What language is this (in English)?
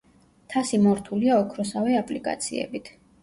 Georgian